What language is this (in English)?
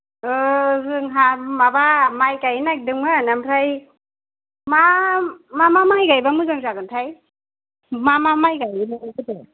Bodo